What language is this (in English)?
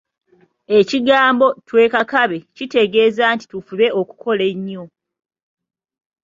Ganda